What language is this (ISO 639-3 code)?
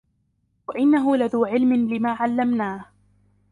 ara